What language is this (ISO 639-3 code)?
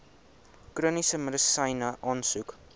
afr